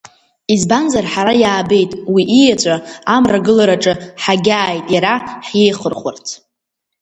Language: Abkhazian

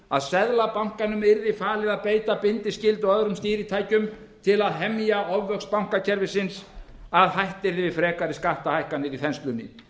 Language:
Icelandic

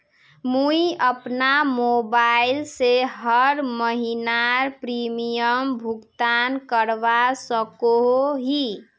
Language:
Magahi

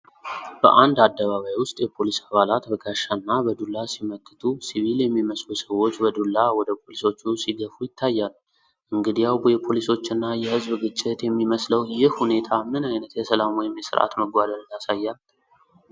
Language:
Amharic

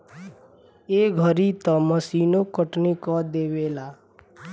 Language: Bhojpuri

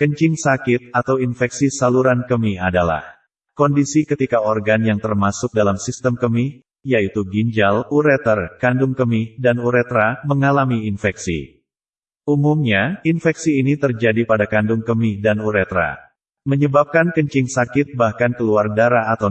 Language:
Indonesian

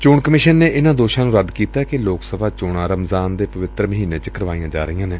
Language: Punjabi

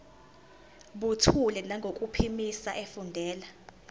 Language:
Zulu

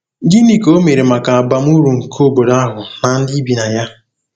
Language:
Igbo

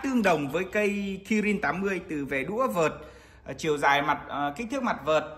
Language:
Vietnamese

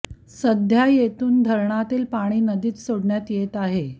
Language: Marathi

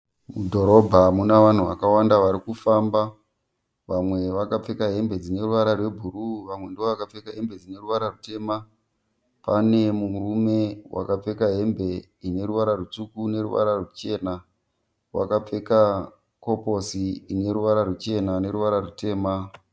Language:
Shona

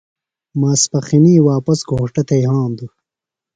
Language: Phalura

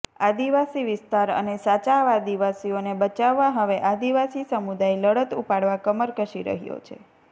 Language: Gujarati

